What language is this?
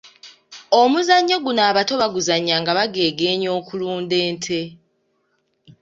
Ganda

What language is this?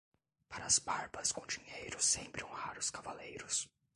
Portuguese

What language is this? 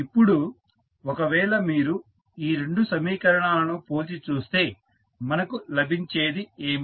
Telugu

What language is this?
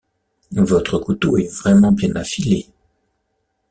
French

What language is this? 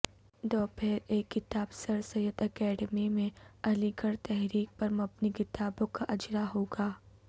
Urdu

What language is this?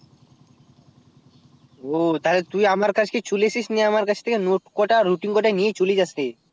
Bangla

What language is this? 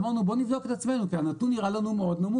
Hebrew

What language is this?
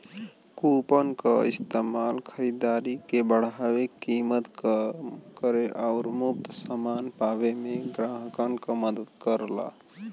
Bhojpuri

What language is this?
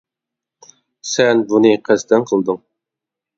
Uyghur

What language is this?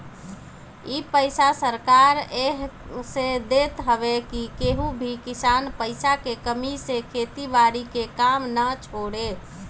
Bhojpuri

